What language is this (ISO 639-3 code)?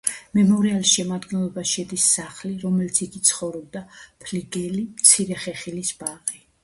kat